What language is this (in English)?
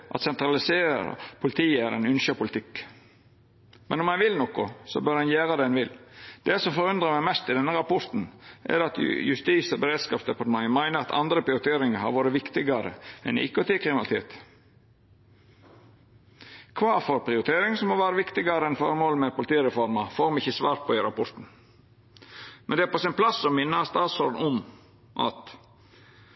Norwegian Nynorsk